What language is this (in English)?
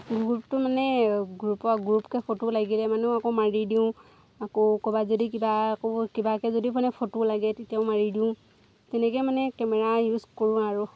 Assamese